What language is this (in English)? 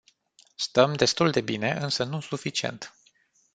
Romanian